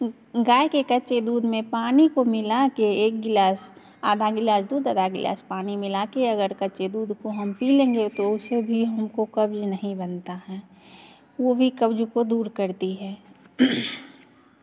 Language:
Hindi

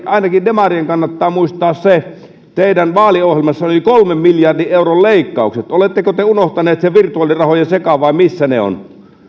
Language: Finnish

